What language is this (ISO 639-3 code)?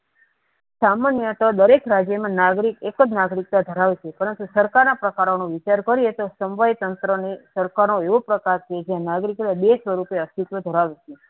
guj